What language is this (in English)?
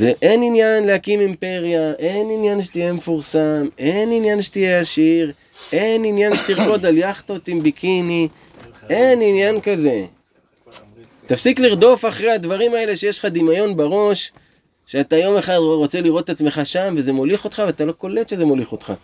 Hebrew